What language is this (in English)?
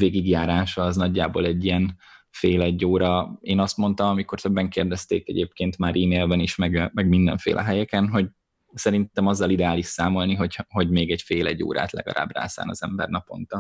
Hungarian